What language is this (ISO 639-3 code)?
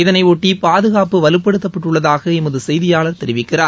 tam